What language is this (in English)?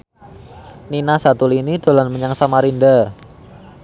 Javanese